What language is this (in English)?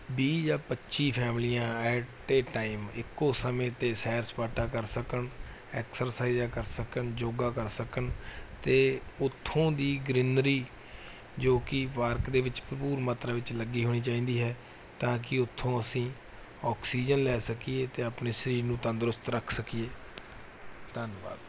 Punjabi